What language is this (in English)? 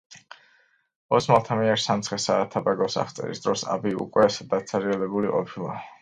Georgian